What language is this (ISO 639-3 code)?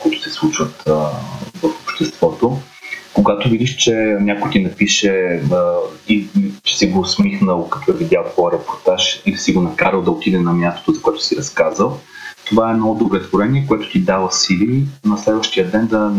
bul